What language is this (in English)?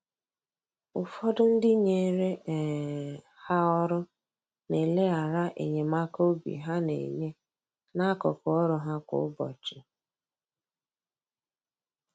Igbo